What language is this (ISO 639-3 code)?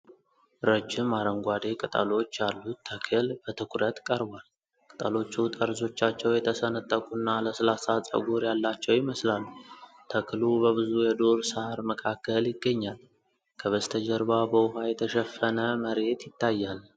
amh